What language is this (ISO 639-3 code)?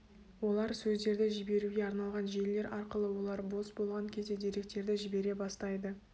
kaz